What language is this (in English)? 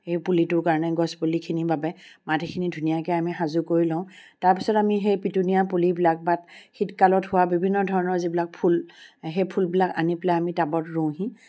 Assamese